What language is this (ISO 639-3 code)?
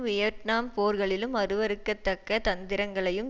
tam